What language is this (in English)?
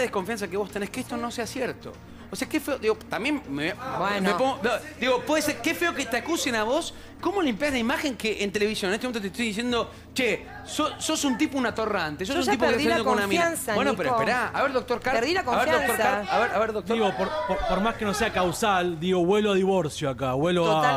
Spanish